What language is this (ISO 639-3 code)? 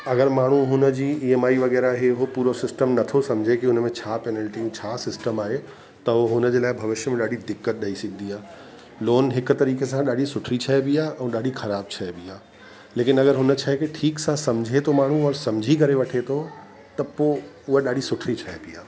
snd